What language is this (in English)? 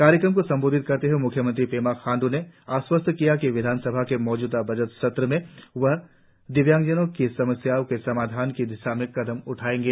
Hindi